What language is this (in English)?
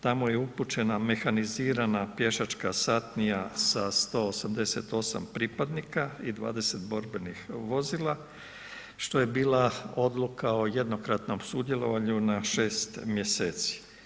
Croatian